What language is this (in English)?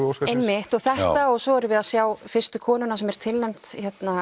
Icelandic